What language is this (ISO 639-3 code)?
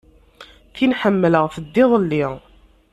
kab